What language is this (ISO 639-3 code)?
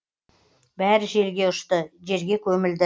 kaz